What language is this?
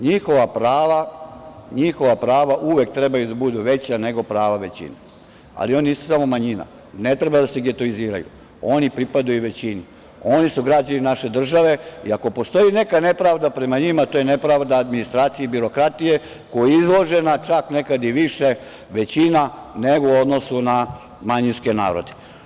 Serbian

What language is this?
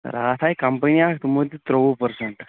Kashmiri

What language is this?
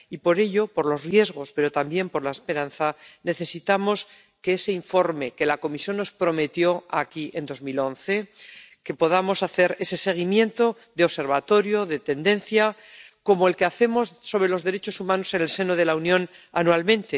Spanish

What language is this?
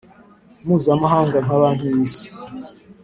Kinyarwanda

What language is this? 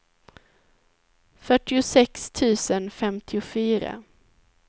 Swedish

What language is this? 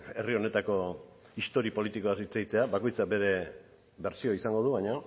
Basque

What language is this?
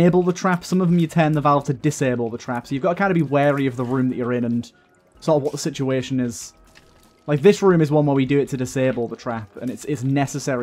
English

